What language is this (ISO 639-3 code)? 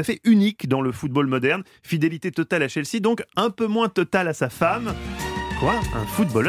fra